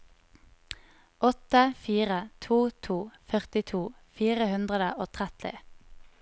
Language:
Norwegian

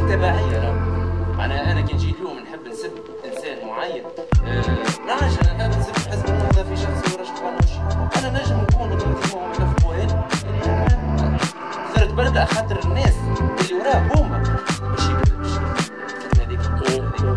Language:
Arabic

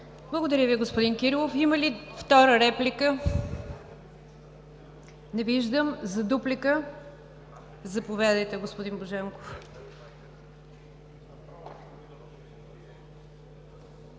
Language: Bulgarian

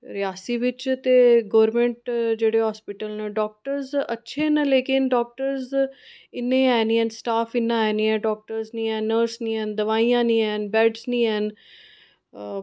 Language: Dogri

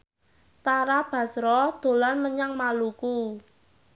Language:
Javanese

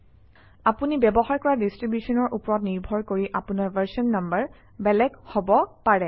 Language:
Assamese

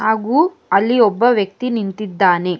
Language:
Kannada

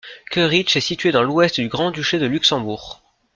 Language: French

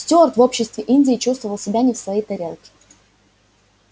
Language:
Russian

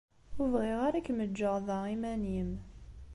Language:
Kabyle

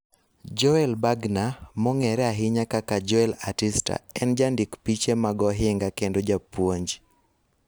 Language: Luo (Kenya and Tanzania)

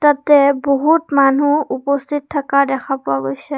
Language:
Assamese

